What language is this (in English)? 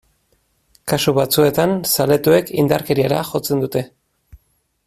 Basque